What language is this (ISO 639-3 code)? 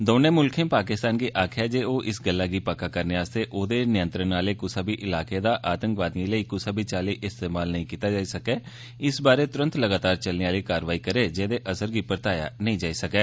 doi